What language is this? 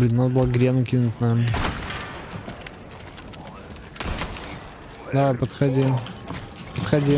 Russian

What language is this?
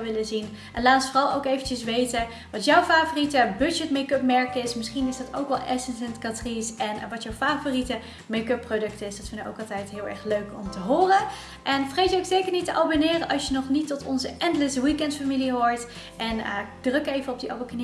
Dutch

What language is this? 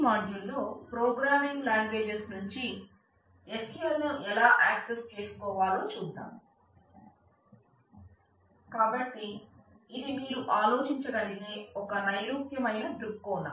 Telugu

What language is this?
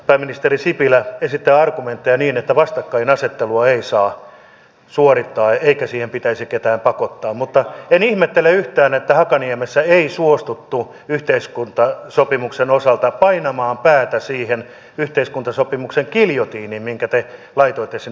Finnish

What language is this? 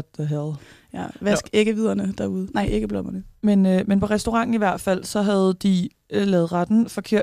Danish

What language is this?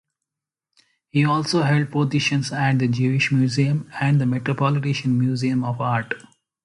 English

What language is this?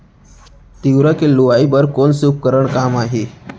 Chhattisgarhi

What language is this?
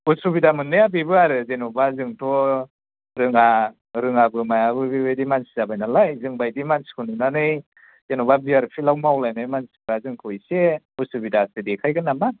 Bodo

